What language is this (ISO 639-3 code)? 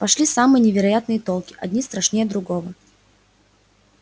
rus